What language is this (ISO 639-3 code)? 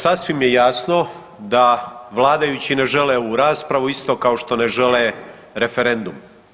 hrv